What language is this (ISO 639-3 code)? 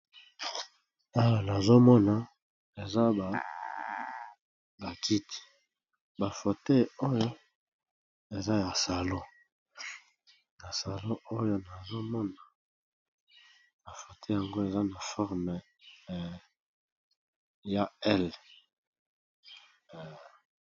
lin